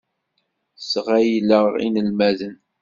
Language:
Kabyle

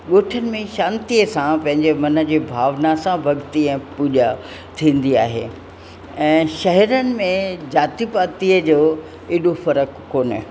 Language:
Sindhi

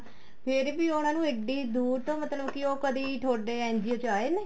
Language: Punjabi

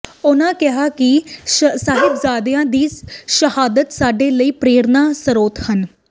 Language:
Punjabi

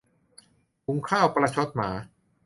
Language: Thai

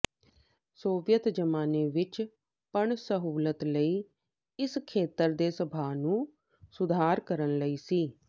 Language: Punjabi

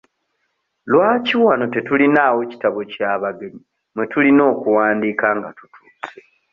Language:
Ganda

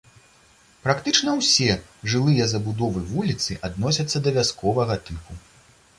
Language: Belarusian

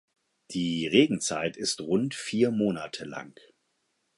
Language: German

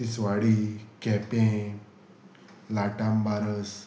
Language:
Konkani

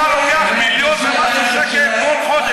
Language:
Hebrew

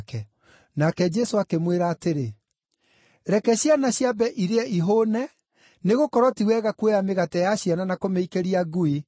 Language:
Kikuyu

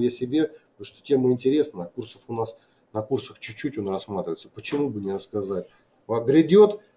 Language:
Russian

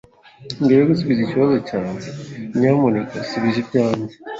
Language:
Kinyarwanda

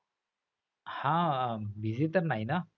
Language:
Marathi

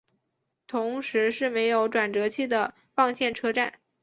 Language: Chinese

